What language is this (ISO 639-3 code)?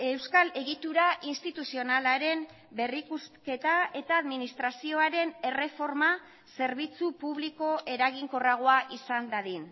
eus